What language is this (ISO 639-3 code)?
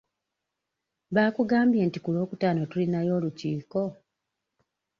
lug